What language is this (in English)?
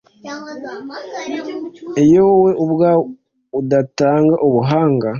Kinyarwanda